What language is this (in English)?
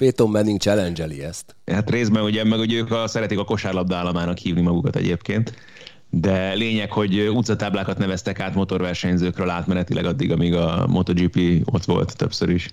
Hungarian